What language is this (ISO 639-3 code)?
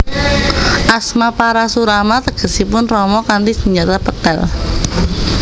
jav